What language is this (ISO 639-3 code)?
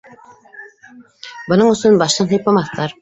bak